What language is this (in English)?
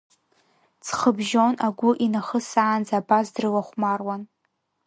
Abkhazian